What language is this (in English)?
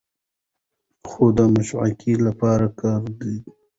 Pashto